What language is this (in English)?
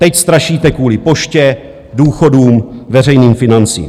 Czech